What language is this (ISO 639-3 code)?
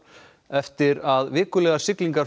isl